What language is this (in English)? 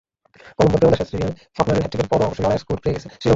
Bangla